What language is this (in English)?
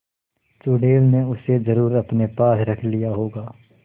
Hindi